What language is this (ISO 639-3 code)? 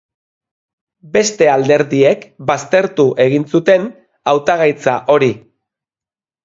eus